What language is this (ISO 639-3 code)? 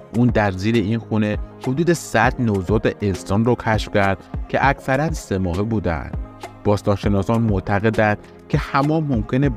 fas